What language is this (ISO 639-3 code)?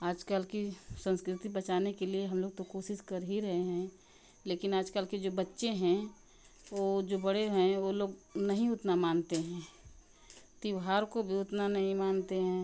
hin